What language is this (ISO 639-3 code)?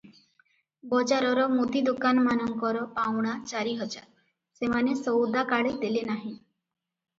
ori